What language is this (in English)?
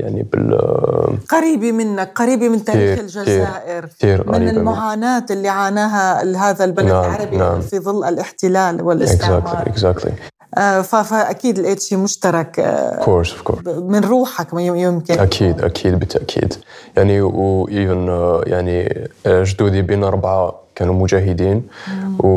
Arabic